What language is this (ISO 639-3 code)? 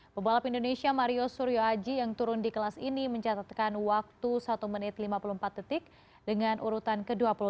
ind